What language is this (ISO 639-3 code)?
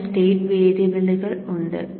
mal